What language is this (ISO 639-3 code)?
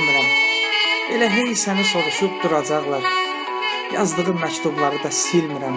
tur